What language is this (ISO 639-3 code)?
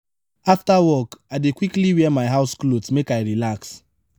pcm